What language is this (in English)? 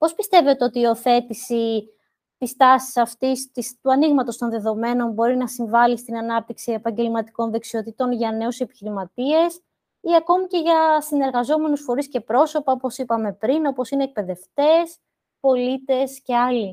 Greek